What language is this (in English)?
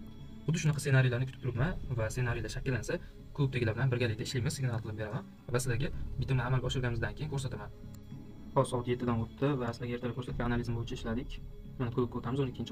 Turkish